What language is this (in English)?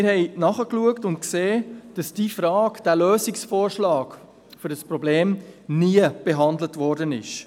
Swiss German